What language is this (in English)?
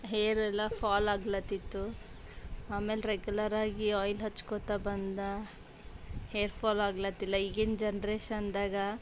Kannada